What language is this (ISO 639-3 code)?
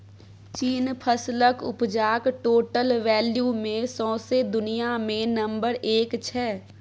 mai